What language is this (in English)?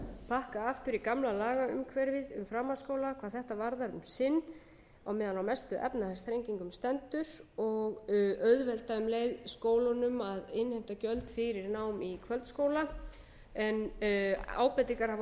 Icelandic